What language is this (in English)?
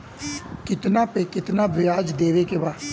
Bhojpuri